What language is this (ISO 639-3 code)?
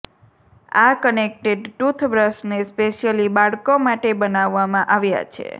guj